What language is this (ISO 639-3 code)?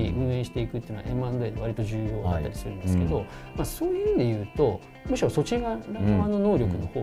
jpn